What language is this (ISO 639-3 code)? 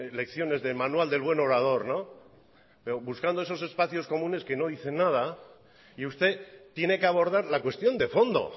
spa